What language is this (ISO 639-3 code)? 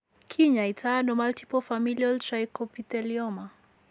kln